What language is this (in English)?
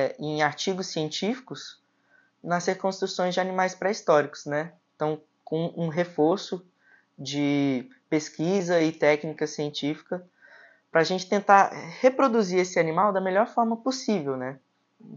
Portuguese